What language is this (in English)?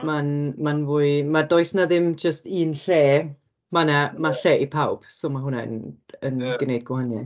Welsh